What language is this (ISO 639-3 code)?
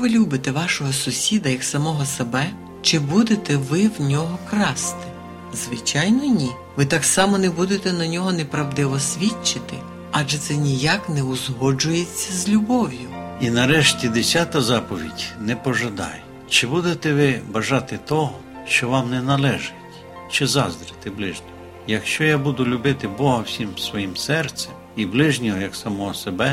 ukr